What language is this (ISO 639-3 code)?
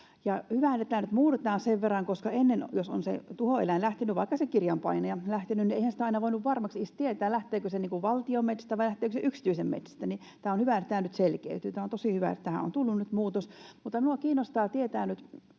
fin